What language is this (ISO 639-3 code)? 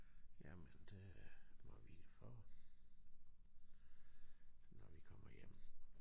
dan